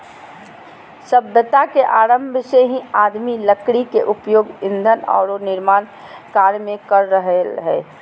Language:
Magahi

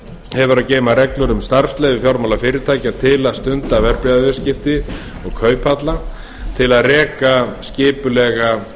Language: Icelandic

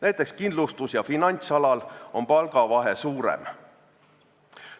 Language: Estonian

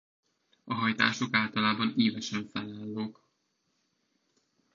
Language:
Hungarian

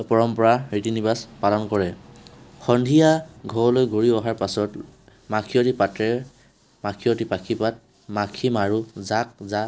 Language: Assamese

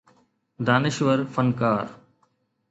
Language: Sindhi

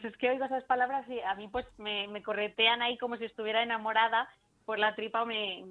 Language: Spanish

